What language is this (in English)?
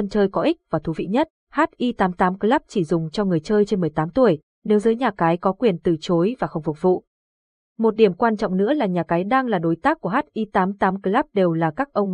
Vietnamese